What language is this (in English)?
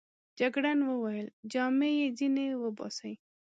Pashto